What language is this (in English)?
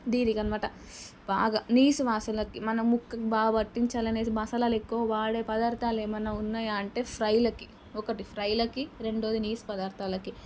Telugu